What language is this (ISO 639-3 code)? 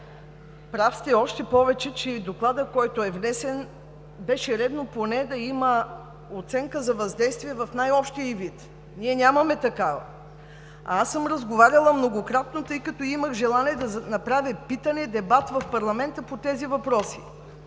bul